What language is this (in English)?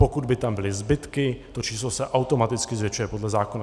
Czech